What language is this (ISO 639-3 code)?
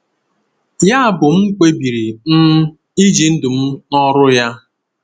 ibo